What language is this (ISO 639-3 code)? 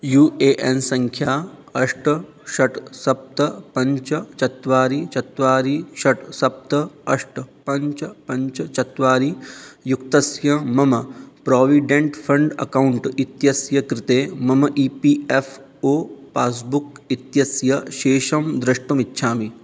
san